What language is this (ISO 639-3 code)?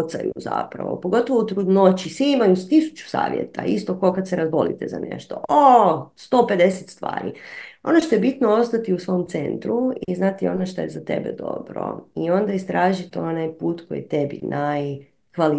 hrv